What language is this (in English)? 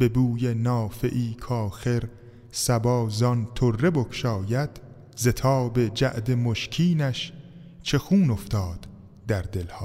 Persian